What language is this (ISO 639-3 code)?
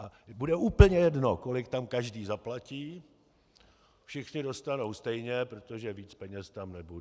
ces